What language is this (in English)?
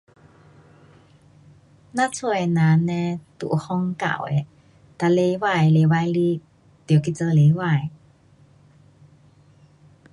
Pu-Xian Chinese